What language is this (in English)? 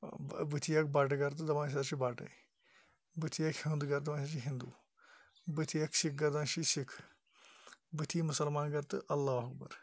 Kashmiri